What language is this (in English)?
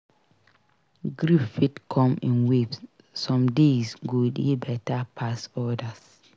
Nigerian Pidgin